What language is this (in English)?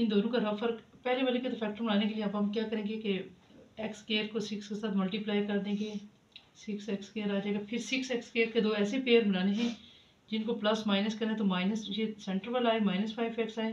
Hindi